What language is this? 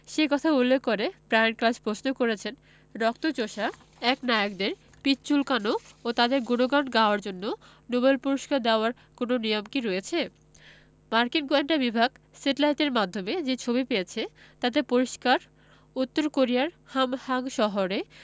Bangla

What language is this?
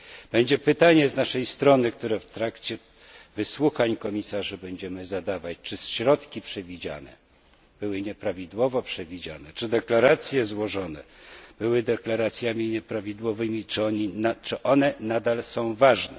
Polish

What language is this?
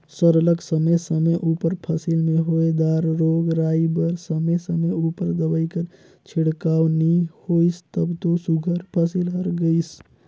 Chhattisgarhi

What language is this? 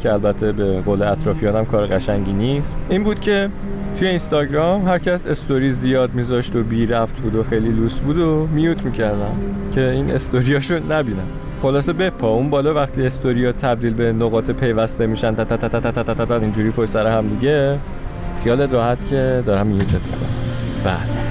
Persian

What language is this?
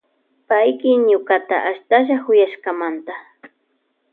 Loja Highland Quichua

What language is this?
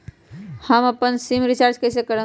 Magahi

